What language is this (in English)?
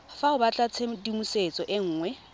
Tswana